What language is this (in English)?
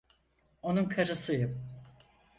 Turkish